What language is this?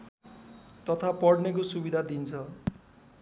Nepali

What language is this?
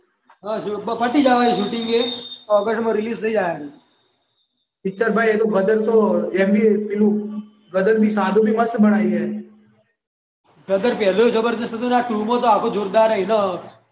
Gujarati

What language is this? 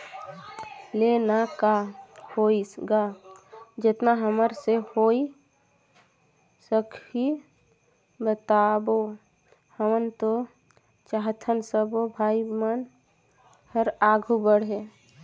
Chhattisgarhi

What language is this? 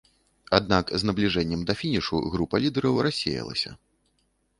Belarusian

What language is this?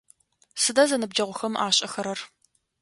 Adyghe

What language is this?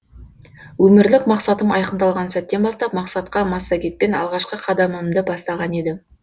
Kazakh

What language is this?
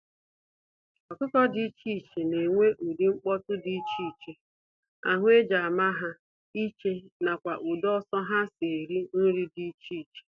Igbo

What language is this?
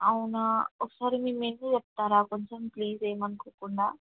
Telugu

